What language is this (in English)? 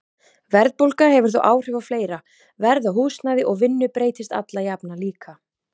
Icelandic